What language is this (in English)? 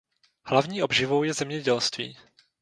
Czech